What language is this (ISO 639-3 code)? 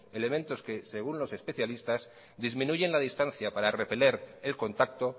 spa